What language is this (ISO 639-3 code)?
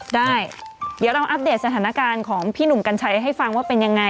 tha